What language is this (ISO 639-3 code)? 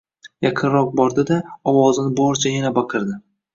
uzb